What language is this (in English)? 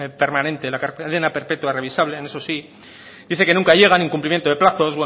Spanish